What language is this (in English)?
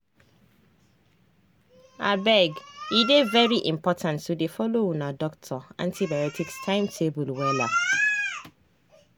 Nigerian Pidgin